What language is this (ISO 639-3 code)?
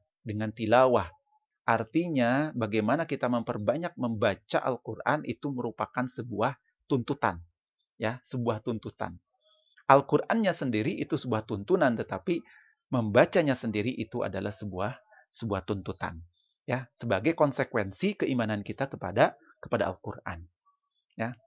ind